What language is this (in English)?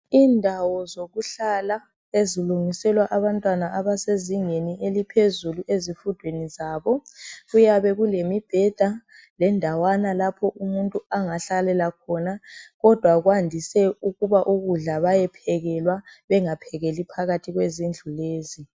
North Ndebele